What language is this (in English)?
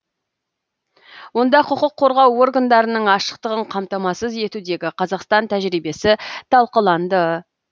Kazakh